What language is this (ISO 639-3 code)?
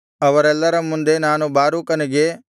kan